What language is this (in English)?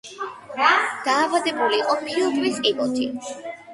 Georgian